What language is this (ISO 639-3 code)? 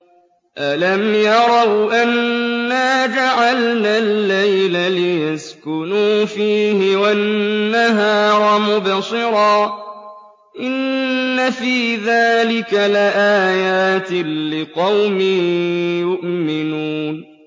ara